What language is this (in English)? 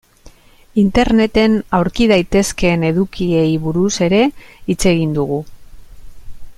Basque